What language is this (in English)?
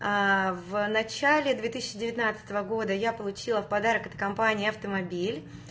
Russian